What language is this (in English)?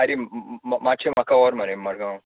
Konkani